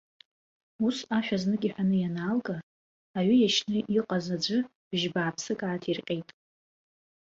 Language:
Abkhazian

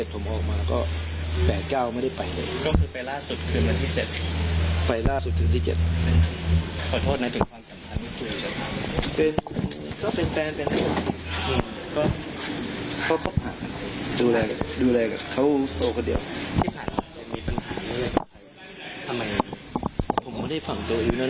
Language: Thai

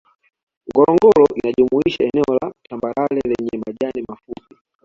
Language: Swahili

